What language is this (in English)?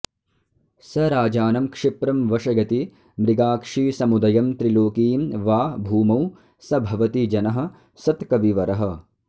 Sanskrit